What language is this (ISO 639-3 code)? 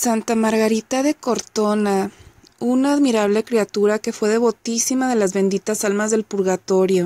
spa